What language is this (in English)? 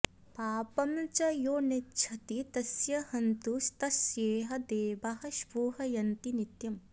Sanskrit